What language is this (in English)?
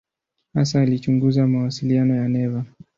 Swahili